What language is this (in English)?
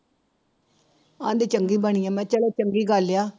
Punjabi